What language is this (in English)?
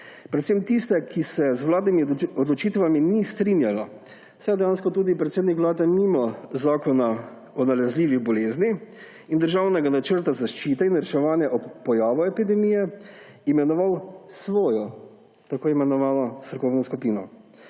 Slovenian